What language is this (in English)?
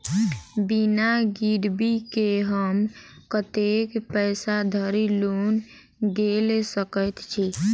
Maithili